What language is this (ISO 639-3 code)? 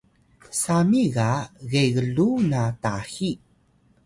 tay